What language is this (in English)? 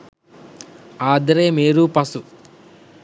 Sinhala